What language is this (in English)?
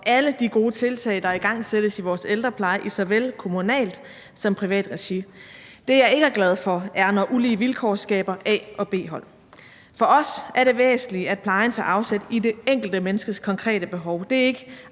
Danish